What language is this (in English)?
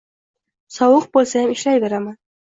Uzbek